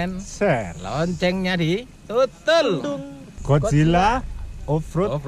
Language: Indonesian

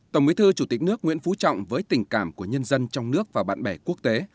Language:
Vietnamese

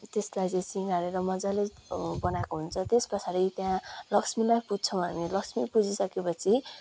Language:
Nepali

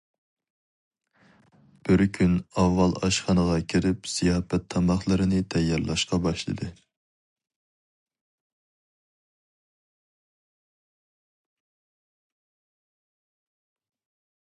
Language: Uyghur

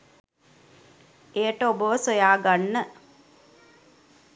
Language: Sinhala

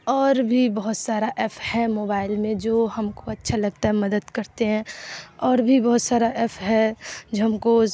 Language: Urdu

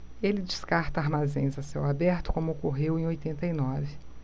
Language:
Portuguese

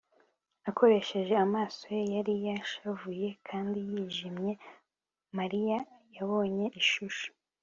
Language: Kinyarwanda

